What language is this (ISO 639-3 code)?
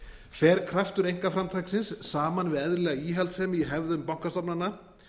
isl